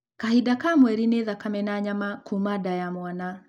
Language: Kikuyu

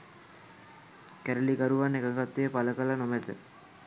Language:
Sinhala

